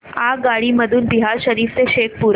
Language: Marathi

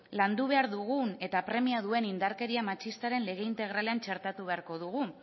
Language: Basque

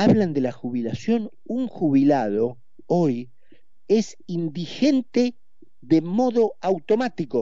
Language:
Spanish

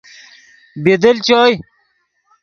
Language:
Yidgha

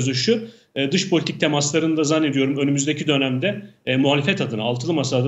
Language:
Turkish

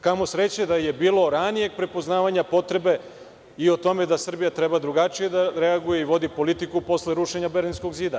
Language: Serbian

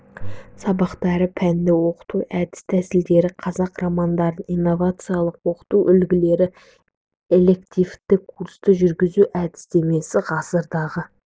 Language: Kazakh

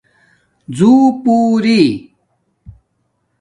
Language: Domaaki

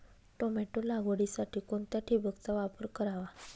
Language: Marathi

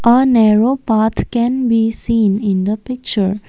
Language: English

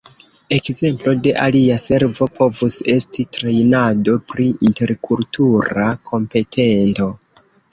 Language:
Esperanto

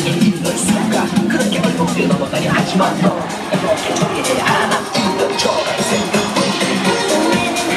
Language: Korean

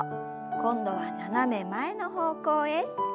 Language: Japanese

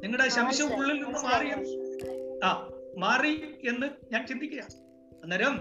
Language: Malayalam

